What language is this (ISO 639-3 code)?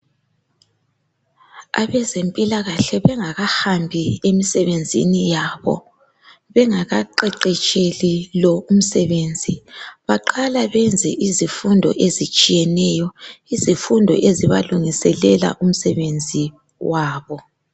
nde